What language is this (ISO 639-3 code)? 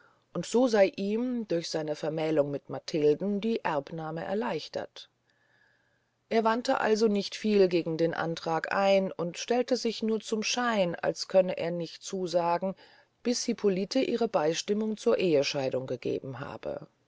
deu